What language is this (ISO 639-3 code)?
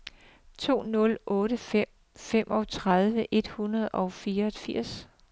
dan